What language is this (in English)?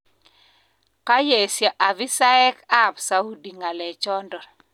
Kalenjin